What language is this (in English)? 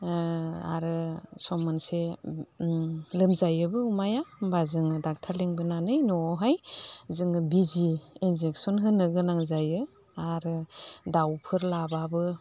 Bodo